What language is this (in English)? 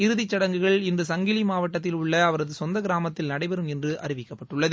Tamil